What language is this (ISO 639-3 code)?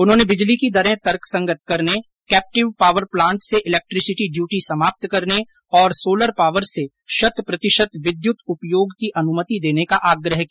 hin